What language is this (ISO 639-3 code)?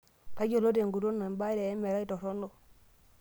mas